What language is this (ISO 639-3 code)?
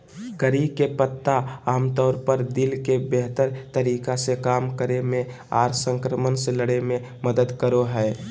mag